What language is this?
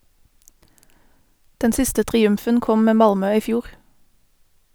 Norwegian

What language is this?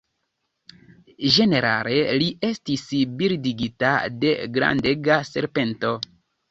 Esperanto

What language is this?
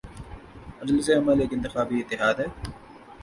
Urdu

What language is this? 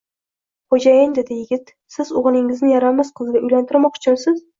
Uzbek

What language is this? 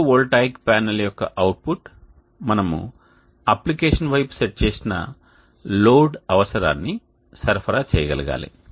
Telugu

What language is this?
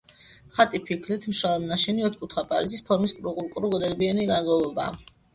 Georgian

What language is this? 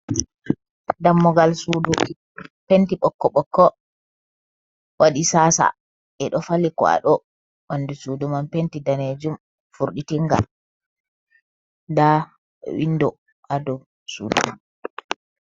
Fula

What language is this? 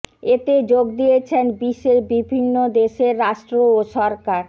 Bangla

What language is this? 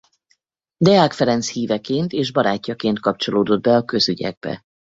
Hungarian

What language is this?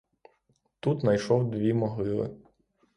Ukrainian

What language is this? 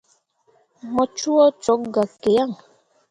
Mundang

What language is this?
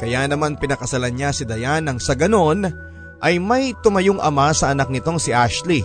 Filipino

